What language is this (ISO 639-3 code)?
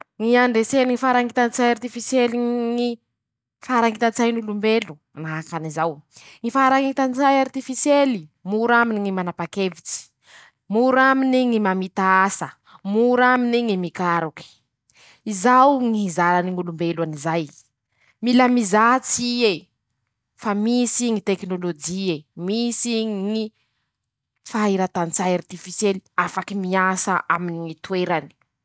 msh